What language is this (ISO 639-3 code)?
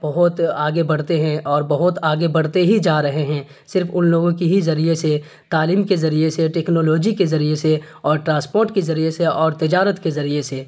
urd